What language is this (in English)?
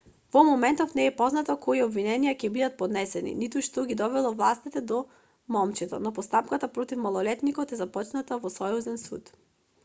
Macedonian